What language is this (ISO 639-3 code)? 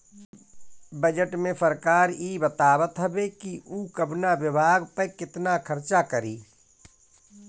bho